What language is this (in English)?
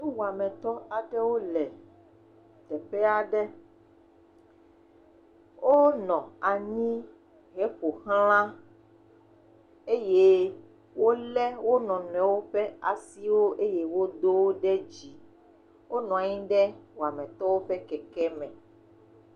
Ewe